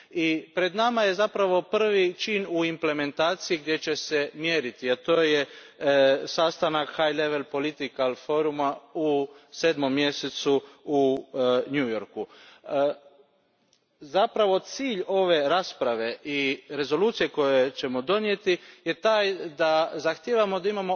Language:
Croatian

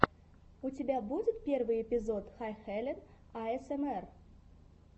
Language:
Russian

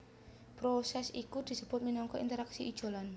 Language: Javanese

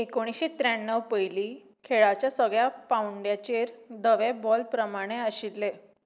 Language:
Konkani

